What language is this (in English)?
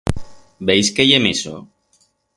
Aragonese